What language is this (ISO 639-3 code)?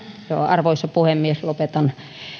fin